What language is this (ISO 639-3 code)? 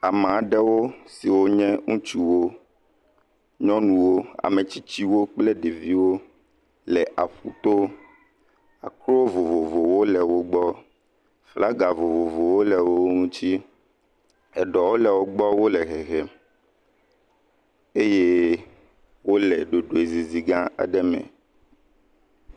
ewe